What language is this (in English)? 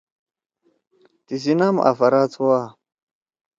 Torwali